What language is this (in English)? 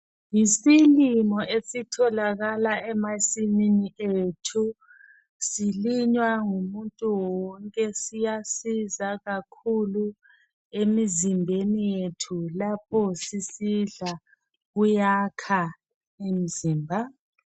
North Ndebele